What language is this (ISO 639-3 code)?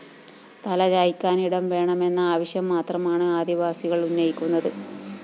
mal